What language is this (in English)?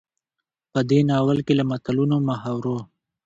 Pashto